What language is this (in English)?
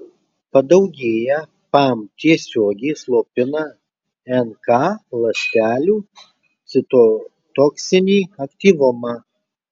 Lithuanian